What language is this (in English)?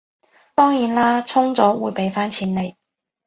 Cantonese